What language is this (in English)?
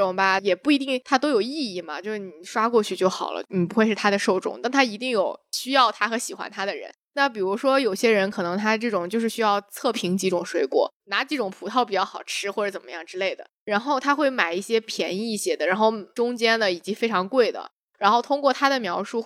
Chinese